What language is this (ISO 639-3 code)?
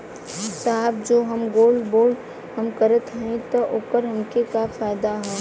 bho